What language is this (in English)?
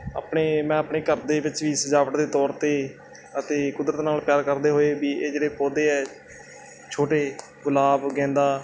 Punjabi